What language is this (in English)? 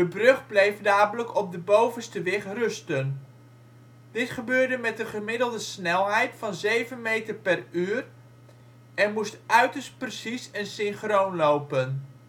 Dutch